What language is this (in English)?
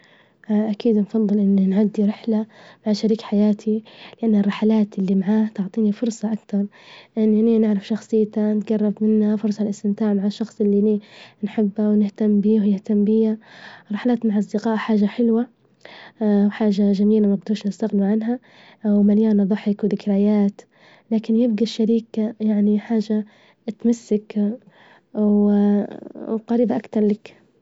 Libyan Arabic